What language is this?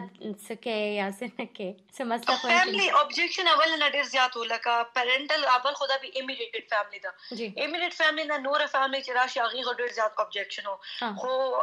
Urdu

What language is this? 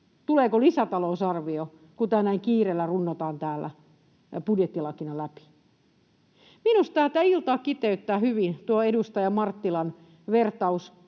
Finnish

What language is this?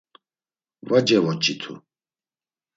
Laz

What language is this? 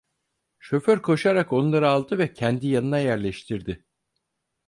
Turkish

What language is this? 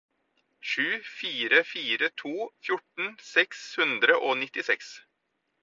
Norwegian Bokmål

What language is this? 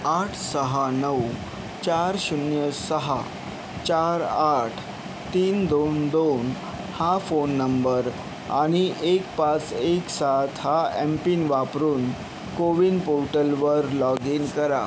Marathi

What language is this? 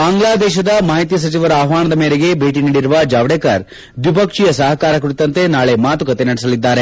Kannada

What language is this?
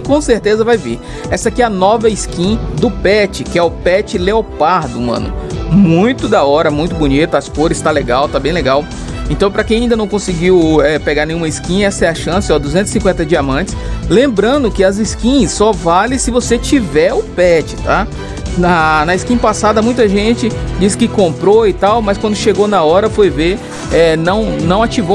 Portuguese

